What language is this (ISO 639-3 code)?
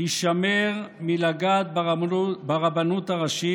heb